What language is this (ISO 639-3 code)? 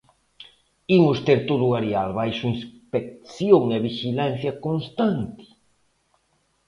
glg